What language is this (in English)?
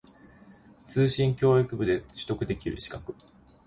Japanese